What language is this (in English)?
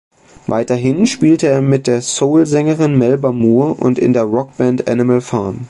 German